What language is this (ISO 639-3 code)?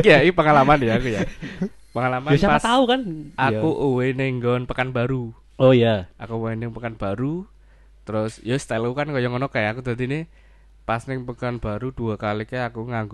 ind